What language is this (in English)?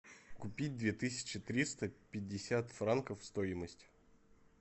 Russian